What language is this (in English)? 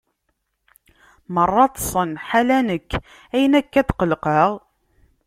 Kabyle